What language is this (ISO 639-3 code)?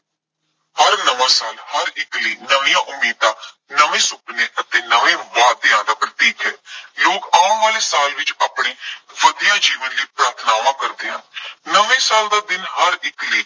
pan